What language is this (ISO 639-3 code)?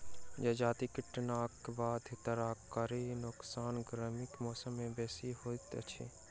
mai